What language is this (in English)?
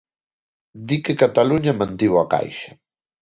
Galician